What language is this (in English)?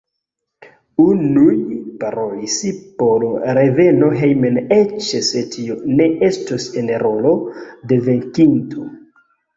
Esperanto